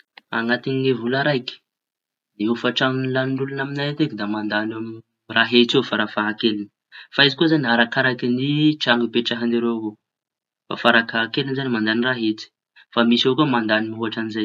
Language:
Tanosy Malagasy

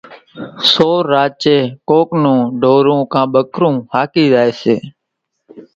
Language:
Kachi Koli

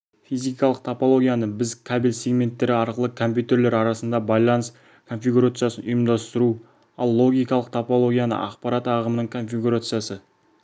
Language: Kazakh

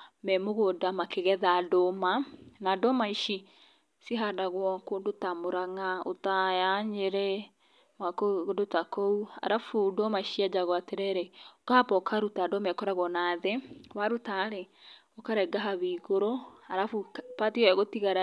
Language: Kikuyu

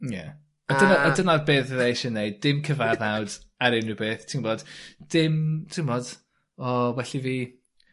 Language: Welsh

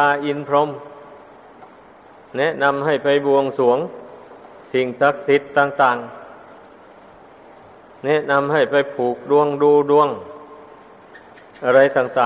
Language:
Thai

